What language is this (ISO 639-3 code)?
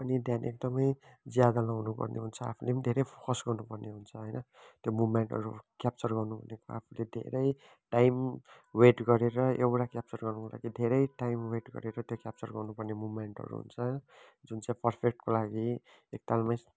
nep